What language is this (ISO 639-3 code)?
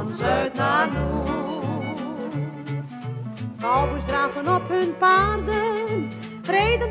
nld